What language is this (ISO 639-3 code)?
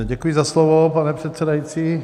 ces